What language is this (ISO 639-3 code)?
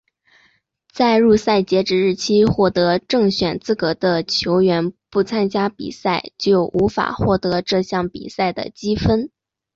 zho